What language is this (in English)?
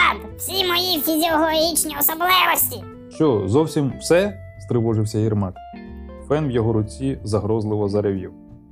Ukrainian